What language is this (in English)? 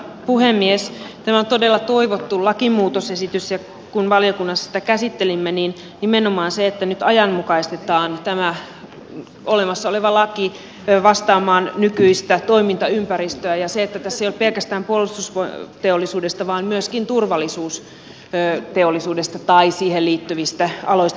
Finnish